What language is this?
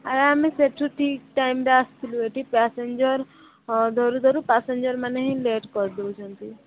Odia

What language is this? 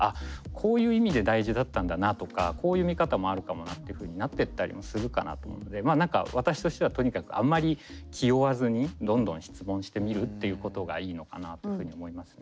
Japanese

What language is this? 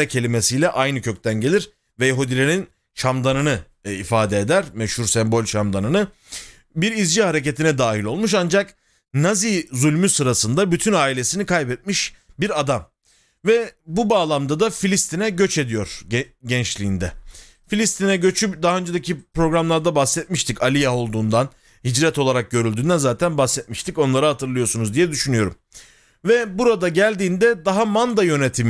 Turkish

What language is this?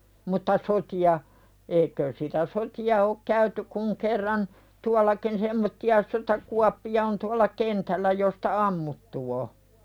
Finnish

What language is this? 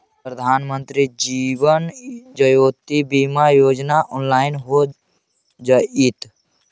Magahi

